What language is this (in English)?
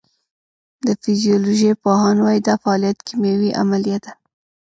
Pashto